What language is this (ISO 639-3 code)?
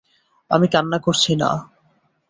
ben